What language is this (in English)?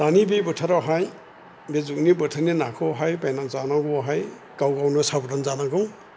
Bodo